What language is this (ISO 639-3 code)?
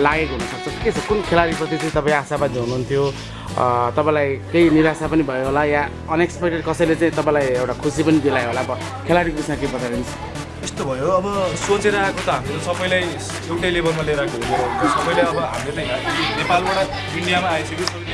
nep